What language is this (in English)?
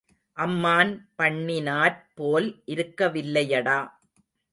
Tamil